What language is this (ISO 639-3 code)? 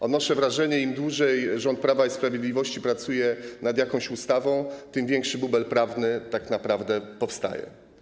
pol